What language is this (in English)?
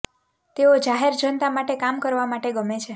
Gujarati